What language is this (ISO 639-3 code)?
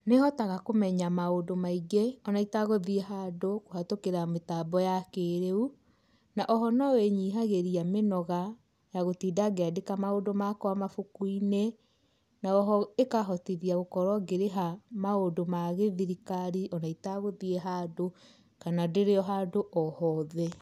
kik